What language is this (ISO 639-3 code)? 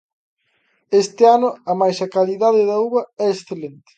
glg